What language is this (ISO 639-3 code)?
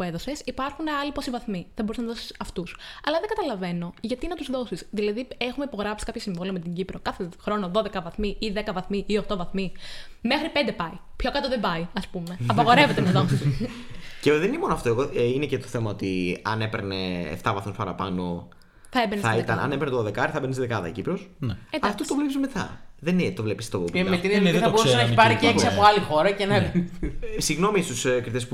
ell